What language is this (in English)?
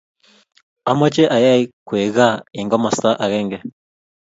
Kalenjin